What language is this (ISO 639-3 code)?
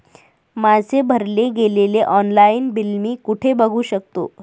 mar